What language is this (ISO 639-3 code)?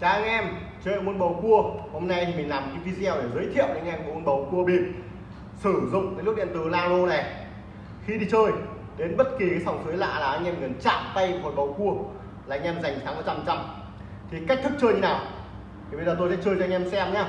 vie